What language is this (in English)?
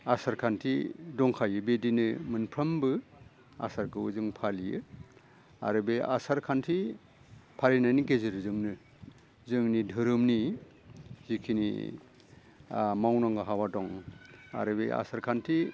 Bodo